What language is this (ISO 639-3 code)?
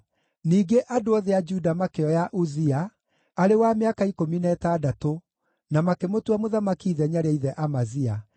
kik